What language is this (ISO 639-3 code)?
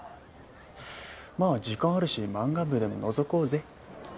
jpn